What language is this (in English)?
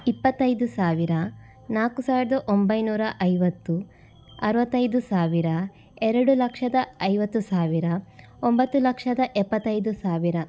Kannada